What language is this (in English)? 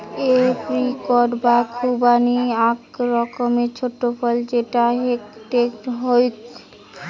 Bangla